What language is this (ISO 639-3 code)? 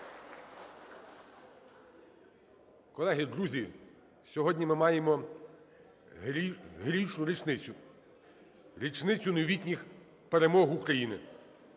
ukr